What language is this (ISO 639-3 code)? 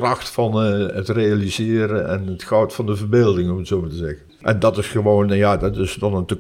nld